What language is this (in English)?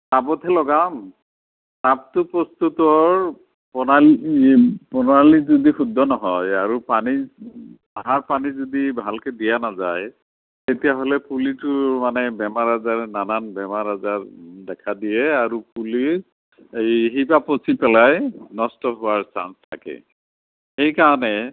Assamese